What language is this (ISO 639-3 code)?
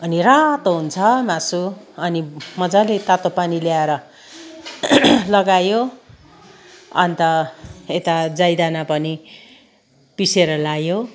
nep